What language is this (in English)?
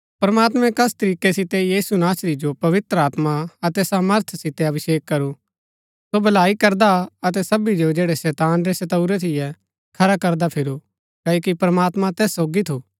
Gaddi